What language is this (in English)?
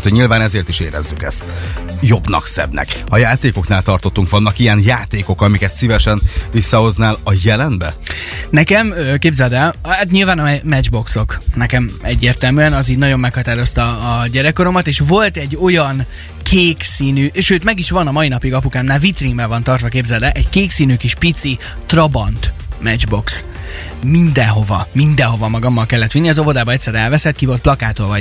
Hungarian